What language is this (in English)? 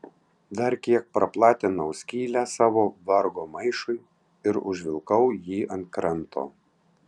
Lithuanian